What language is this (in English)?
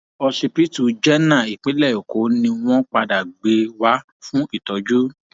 Yoruba